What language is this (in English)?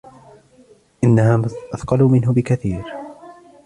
Arabic